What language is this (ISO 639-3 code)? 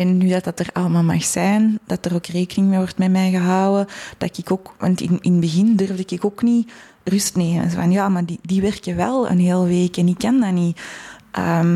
nld